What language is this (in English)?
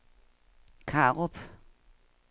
Danish